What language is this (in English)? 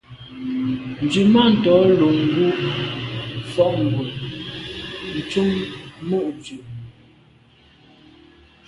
Medumba